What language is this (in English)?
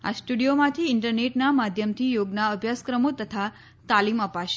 Gujarati